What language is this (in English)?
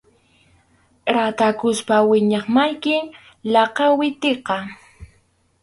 Arequipa-La Unión Quechua